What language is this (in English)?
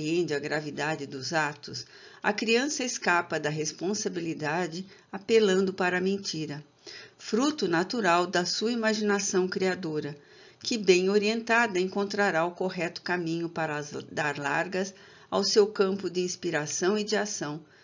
Portuguese